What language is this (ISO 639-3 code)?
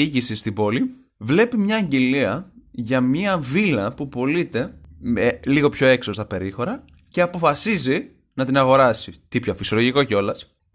ell